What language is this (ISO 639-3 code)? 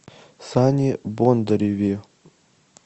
rus